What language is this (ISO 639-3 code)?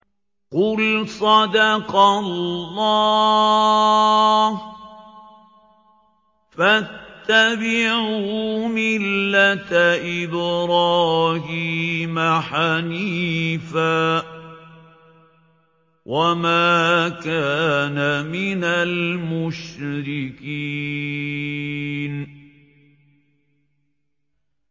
ara